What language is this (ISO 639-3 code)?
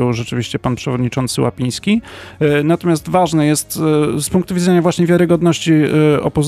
pol